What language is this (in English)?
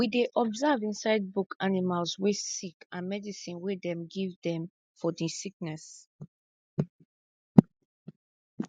Nigerian Pidgin